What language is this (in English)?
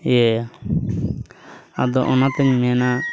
Santali